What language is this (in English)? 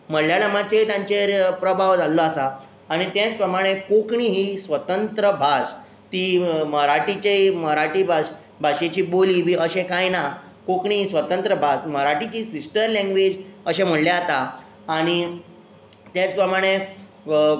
Konkani